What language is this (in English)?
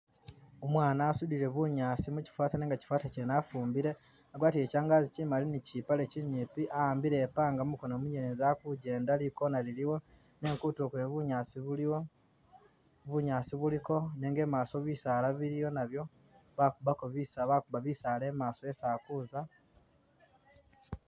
Masaaba